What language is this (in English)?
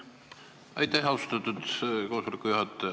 Estonian